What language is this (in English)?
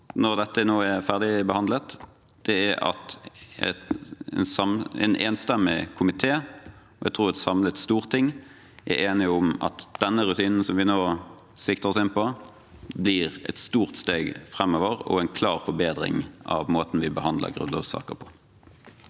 Norwegian